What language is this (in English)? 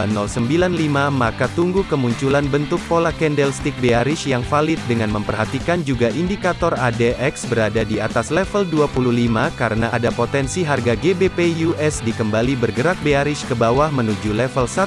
Indonesian